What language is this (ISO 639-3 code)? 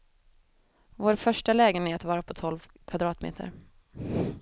swe